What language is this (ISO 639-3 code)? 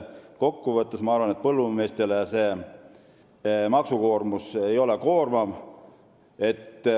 est